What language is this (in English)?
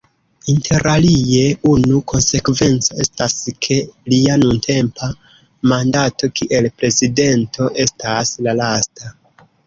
Esperanto